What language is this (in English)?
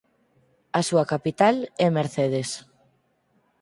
Galician